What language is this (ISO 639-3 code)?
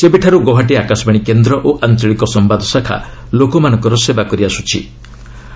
ori